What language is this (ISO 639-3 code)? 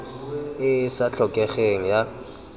tsn